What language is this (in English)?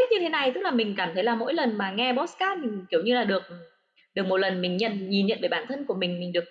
Vietnamese